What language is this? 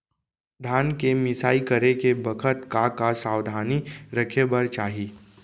Chhattisgarhi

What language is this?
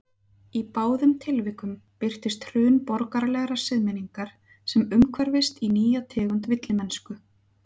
Icelandic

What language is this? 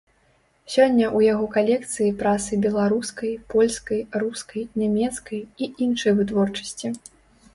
Belarusian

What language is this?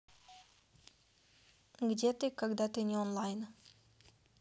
Russian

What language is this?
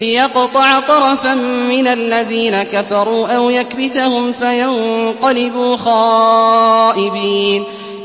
Arabic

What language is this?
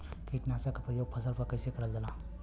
Bhojpuri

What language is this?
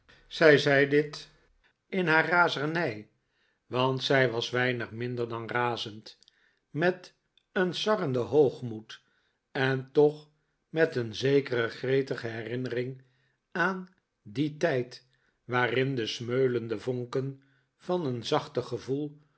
Dutch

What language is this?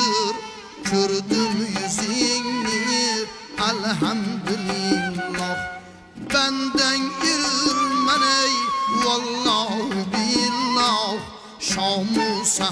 Uzbek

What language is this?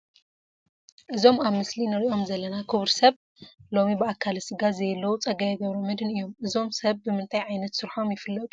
Tigrinya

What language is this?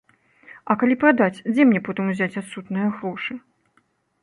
Belarusian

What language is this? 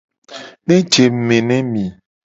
Gen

